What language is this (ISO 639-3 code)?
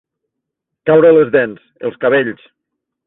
cat